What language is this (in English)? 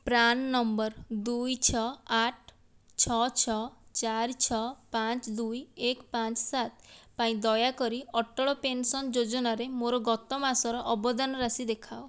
Odia